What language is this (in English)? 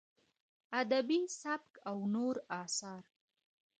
Pashto